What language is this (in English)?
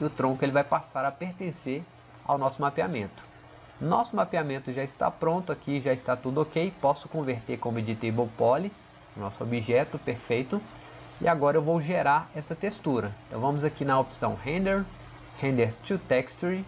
Portuguese